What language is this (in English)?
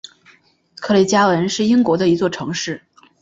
Chinese